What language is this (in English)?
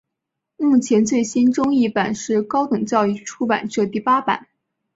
Chinese